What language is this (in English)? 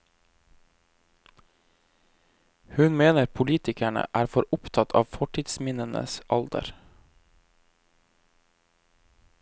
Norwegian